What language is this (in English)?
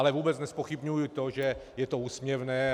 Czech